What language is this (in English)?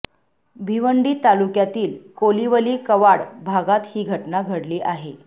Marathi